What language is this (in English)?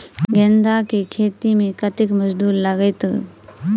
Maithili